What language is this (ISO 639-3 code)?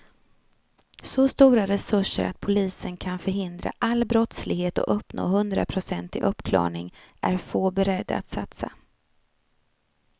swe